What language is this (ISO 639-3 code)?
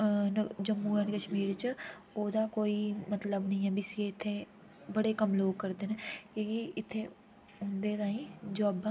doi